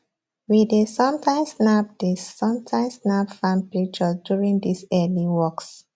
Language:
Nigerian Pidgin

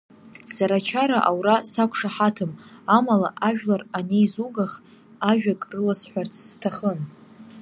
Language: Abkhazian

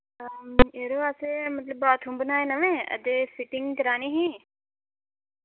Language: Dogri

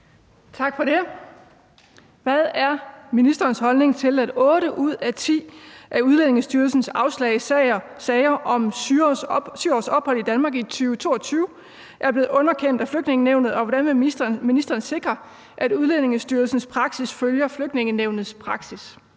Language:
Danish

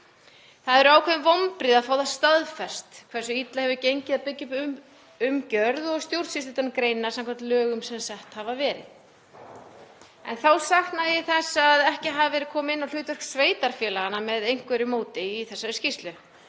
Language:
Icelandic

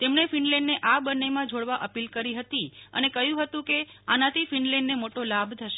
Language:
Gujarati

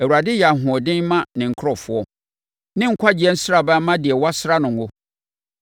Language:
Akan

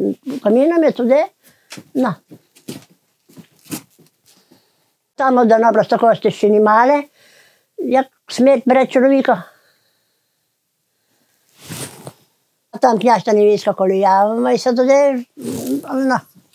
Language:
Ukrainian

